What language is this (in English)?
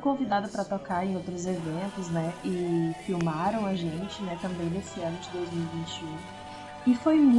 Portuguese